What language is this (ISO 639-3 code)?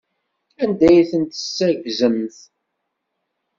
kab